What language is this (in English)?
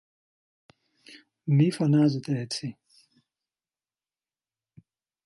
Greek